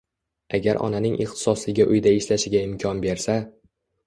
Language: Uzbek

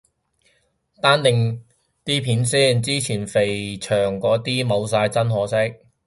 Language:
Cantonese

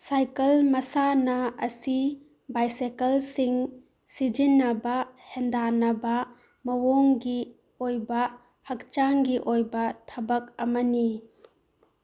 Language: Manipuri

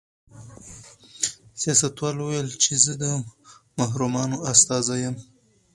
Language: Pashto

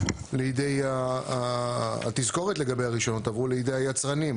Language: Hebrew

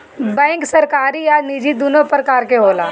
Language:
Bhojpuri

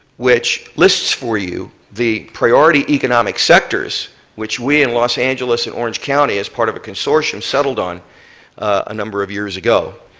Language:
English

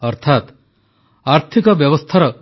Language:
Odia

